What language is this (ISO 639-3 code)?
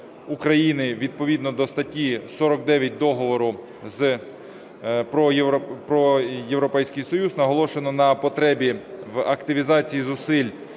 ukr